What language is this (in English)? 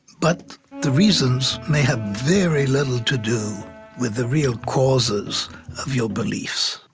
English